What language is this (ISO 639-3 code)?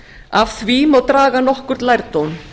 isl